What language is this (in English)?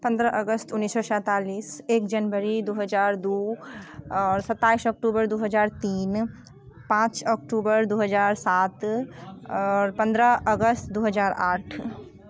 Maithili